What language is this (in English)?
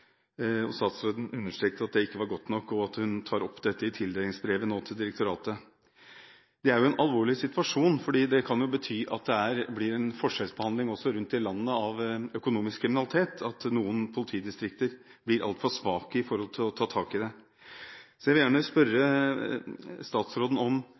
Norwegian Bokmål